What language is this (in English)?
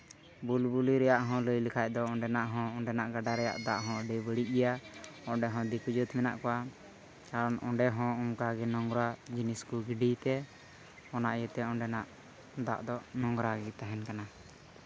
Santali